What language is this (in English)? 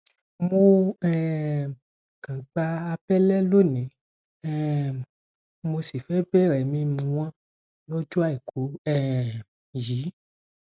Yoruba